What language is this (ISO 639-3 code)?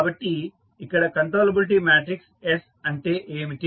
tel